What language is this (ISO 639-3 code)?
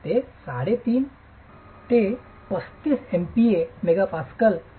mar